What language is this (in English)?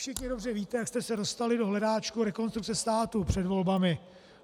Czech